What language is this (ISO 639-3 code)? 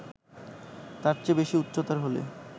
ben